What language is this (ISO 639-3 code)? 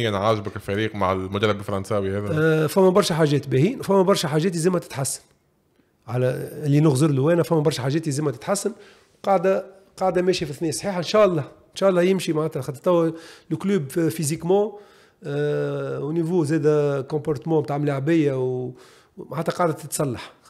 ara